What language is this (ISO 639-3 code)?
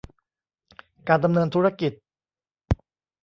tha